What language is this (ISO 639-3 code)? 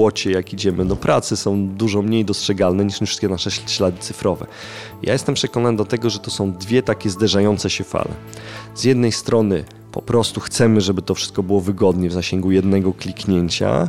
pol